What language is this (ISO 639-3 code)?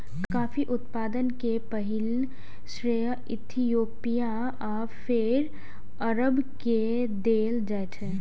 mai